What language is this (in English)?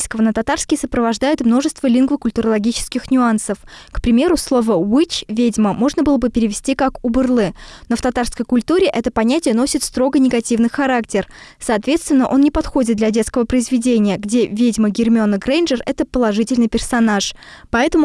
Russian